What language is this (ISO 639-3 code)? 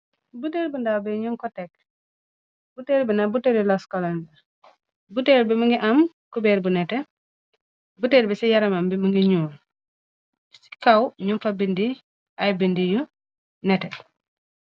wol